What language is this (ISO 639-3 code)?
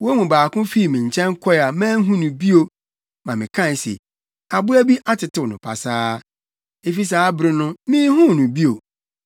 aka